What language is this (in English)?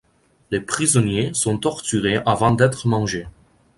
French